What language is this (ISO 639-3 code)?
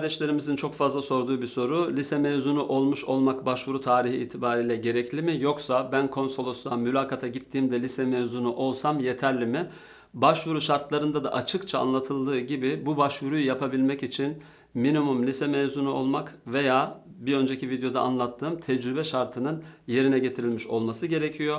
tur